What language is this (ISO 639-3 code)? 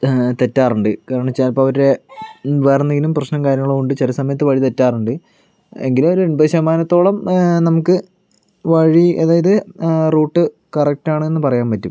mal